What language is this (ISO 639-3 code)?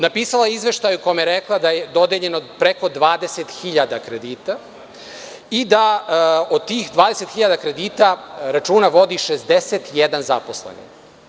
srp